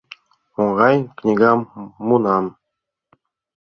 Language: Mari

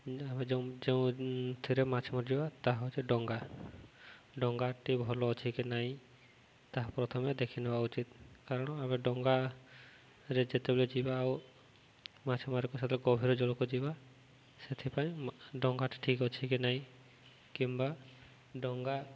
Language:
Odia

